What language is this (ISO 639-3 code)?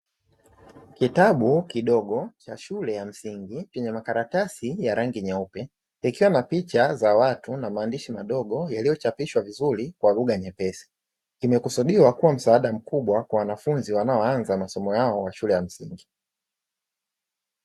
swa